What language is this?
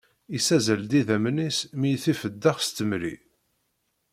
Kabyle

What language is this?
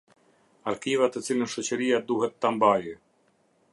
Albanian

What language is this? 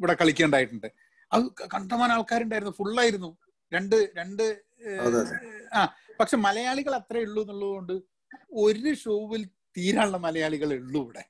Malayalam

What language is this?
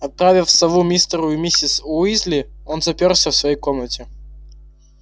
Russian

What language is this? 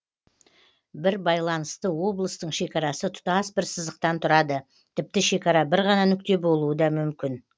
Kazakh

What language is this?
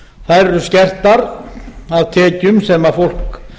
Icelandic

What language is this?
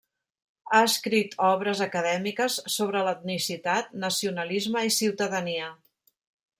Catalan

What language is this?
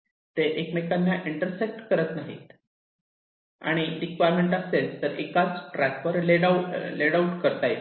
Marathi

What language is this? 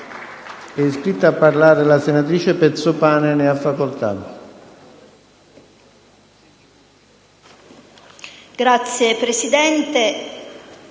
Italian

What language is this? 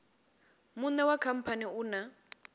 Venda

